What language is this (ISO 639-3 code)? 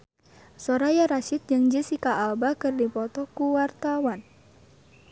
sun